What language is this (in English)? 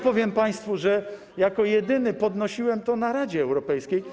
Polish